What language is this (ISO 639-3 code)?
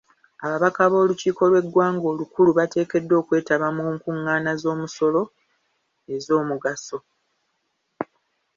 lug